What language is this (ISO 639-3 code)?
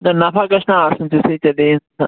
kas